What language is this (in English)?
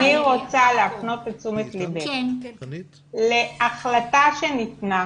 Hebrew